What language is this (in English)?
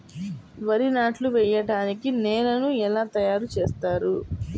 Telugu